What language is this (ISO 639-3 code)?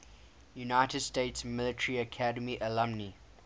eng